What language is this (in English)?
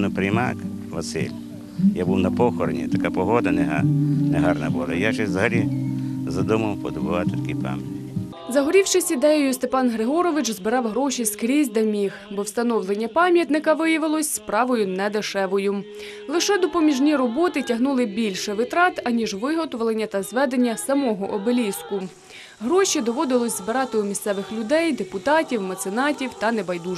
Ukrainian